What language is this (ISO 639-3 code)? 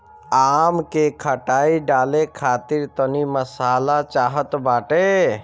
bho